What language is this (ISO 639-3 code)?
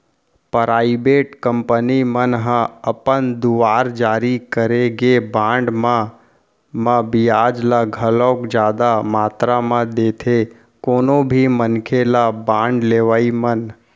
hne